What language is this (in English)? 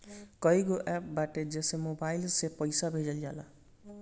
Bhojpuri